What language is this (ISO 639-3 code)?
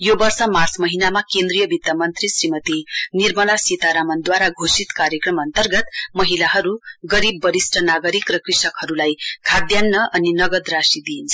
nep